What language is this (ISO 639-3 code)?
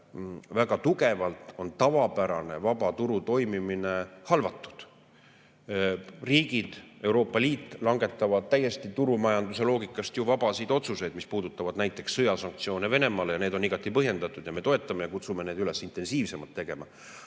est